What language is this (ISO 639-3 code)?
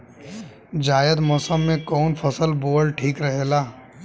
bho